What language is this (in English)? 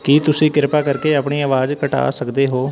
Punjabi